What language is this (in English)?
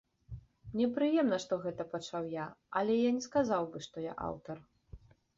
Belarusian